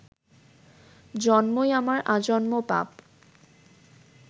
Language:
Bangla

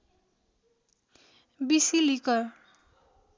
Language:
Nepali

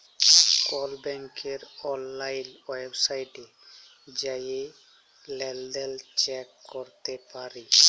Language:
Bangla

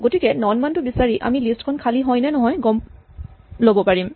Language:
Assamese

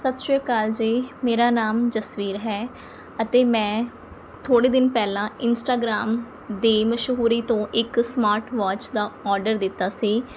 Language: Punjabi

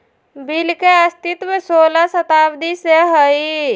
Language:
Magahi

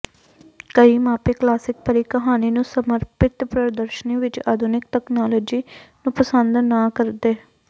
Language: Punjabi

